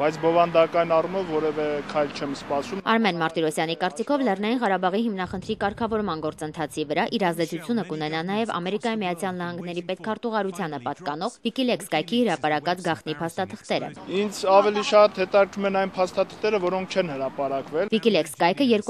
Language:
Romanian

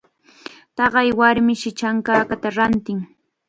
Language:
Chiquián Ancash Quechua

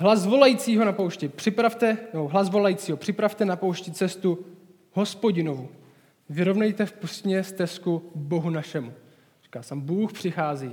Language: Czech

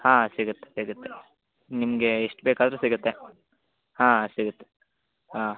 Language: Kannada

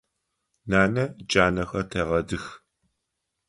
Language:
Adyghe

